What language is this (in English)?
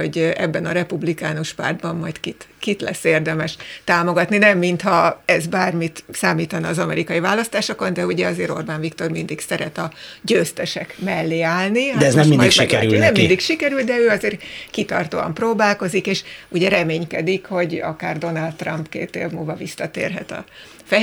Hungarian